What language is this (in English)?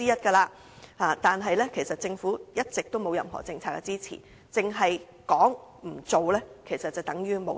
Cantonese